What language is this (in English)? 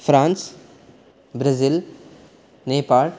Sanskrit